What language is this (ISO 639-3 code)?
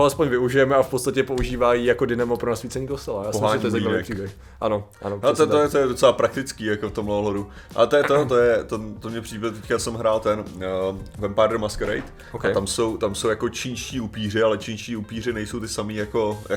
ces